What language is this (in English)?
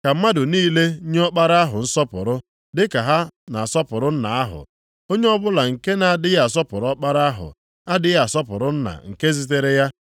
Igbo